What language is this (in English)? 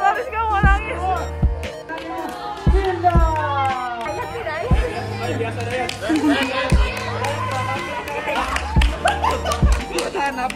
Indonesian